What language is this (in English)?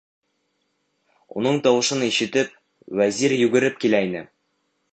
Bashkir